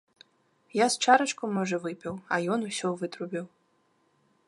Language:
Belarusian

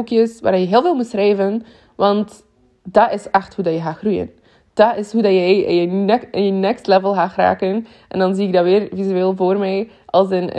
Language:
Dutch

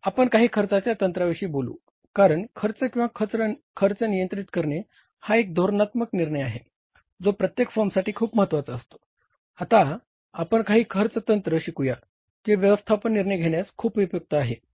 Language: Marathi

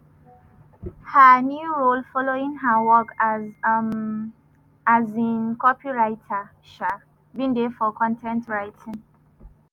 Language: Nigerian Pidgin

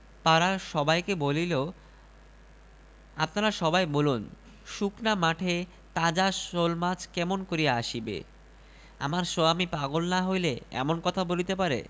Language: Bangla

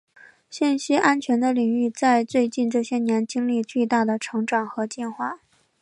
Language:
Chinese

